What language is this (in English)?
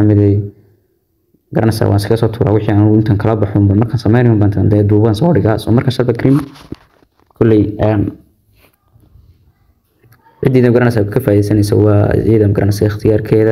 Arabic